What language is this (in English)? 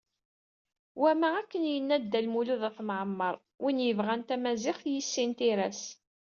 Kabyle